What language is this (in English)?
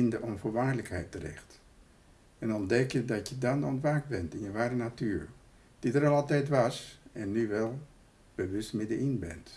Dutch